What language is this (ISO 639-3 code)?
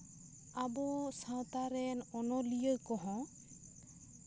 sat